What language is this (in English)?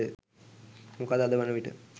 Sinhala